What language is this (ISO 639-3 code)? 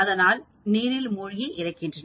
tam